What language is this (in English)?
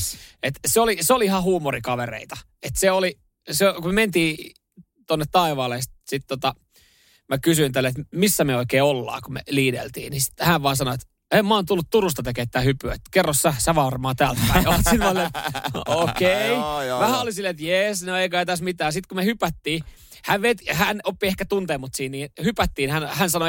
Finnish